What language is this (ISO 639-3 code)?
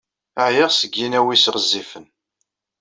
kab